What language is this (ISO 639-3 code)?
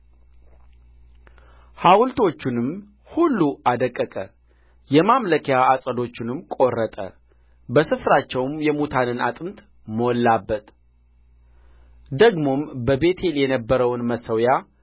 amh